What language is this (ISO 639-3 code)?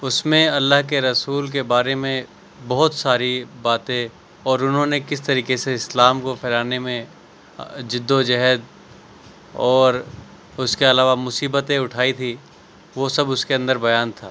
urd